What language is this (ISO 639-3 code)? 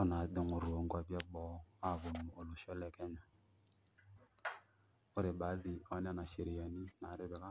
mas